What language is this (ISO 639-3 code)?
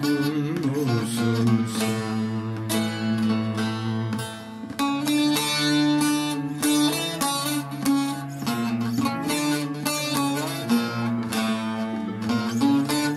tur